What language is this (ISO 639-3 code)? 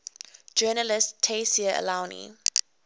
eng